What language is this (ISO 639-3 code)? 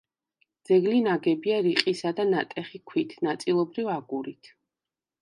kat